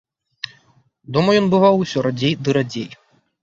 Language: Belarusian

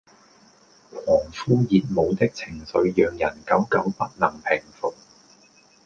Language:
Cantonese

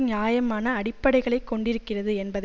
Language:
Tamil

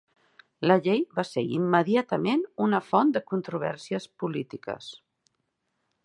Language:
Catalan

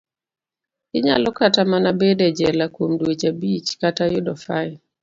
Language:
Luo (Kenya and Tanzania)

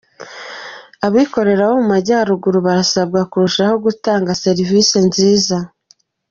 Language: Kinyarwanda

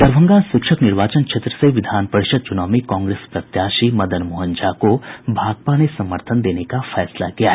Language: Hindi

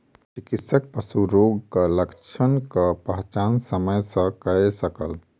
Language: Maithili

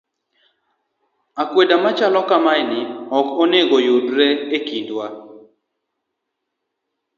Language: Luo (Kenya and Tanzania)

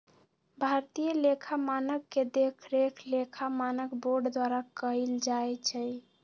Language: Magahi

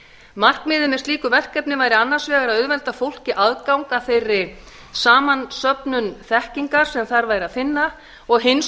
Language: Icelandic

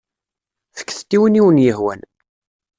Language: Kabyle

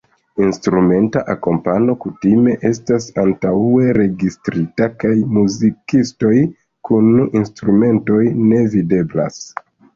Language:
Esperanto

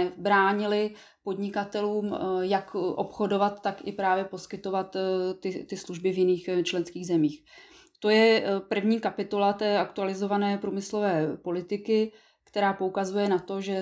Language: Czech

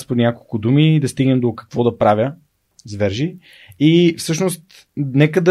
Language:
Bulgarian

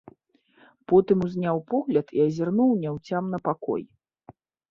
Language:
Belarusian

